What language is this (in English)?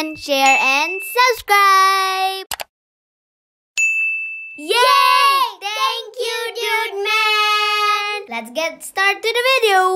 Indonesian